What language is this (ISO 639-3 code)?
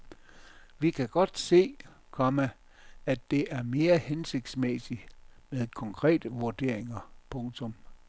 dan